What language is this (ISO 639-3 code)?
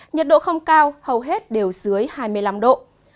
vie